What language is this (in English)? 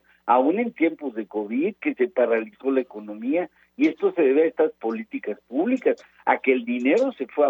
Spanish